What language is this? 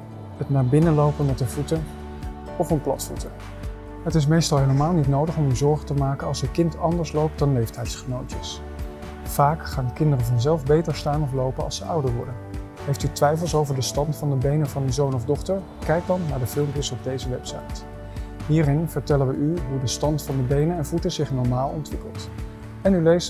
Dutch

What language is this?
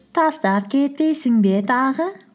Kazakh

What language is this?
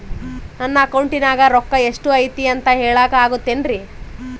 Kannada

